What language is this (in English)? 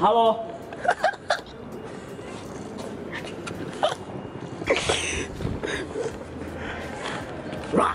Polish